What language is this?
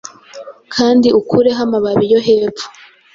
Kinyarwanda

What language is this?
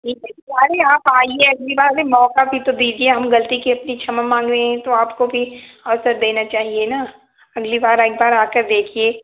Hindi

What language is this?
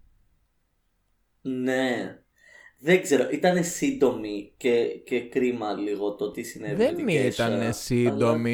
Greek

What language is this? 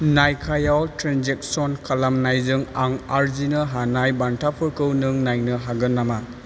Bodo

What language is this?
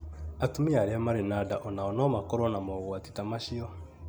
Kikuyu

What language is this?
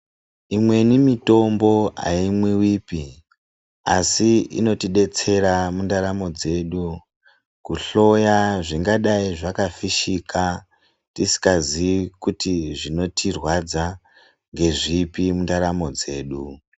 Ndau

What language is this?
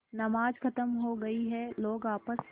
Hindi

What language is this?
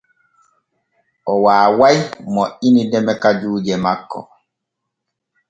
Borgu Fulfulde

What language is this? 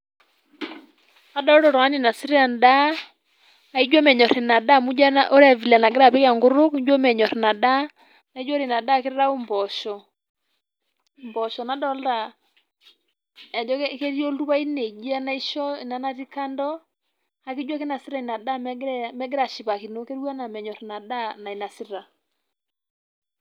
Masai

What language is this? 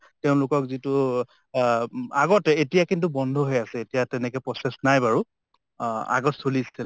Assamese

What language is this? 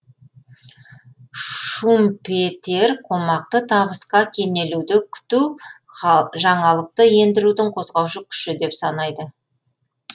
Kazakh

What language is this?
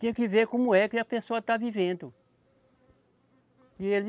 Portuguese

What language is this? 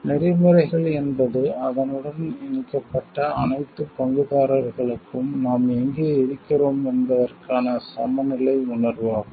Tamil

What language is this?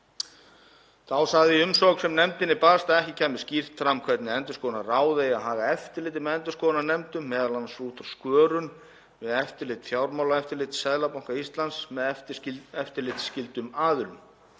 Icelandic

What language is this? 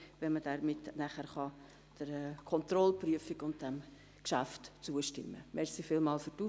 Swiss German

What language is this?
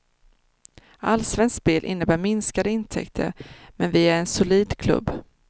Swedish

